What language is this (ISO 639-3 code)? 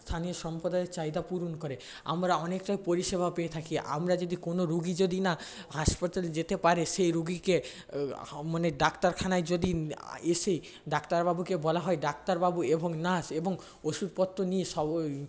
ben